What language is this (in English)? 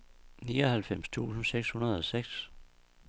Danish